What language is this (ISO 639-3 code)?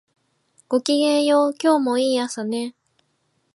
jpn